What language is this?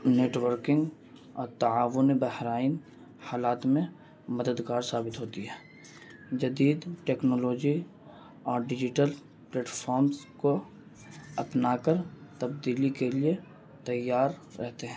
Urdu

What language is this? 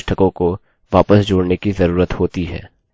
Hindi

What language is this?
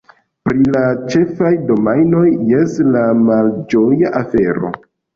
Esperanto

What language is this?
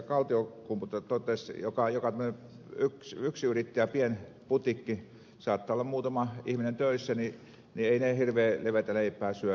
Finnish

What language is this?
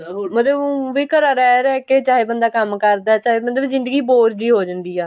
Punjabi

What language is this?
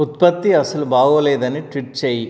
Telugu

